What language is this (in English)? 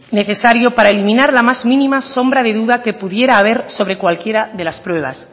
Spanish